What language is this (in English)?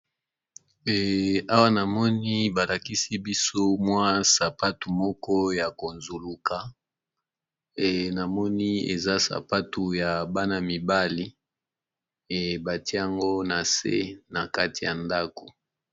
Lingala